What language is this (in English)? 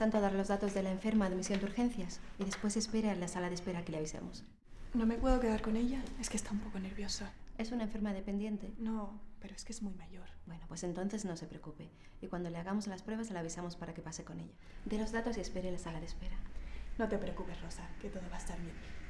Spanish